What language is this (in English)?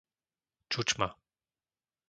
Slovak